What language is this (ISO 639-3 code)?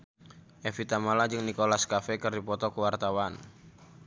sun